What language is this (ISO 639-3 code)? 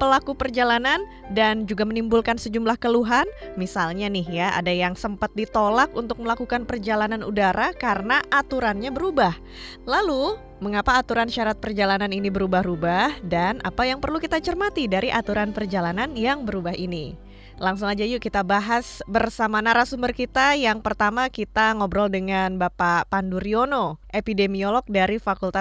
ind